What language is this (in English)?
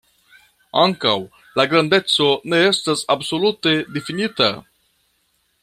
Esperanto